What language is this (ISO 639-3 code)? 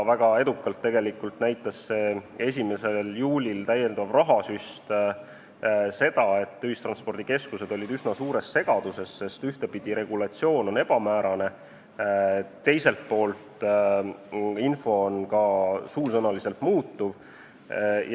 est